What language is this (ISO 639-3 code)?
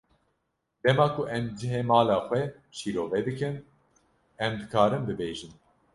kur